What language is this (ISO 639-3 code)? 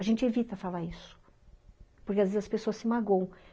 por